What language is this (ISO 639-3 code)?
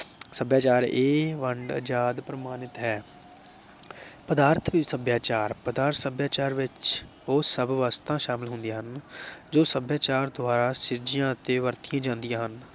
pan